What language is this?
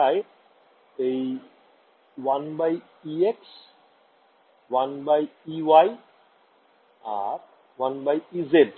Bangla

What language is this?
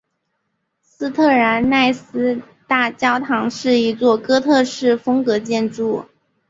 Chinese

